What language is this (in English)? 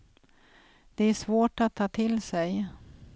Swedish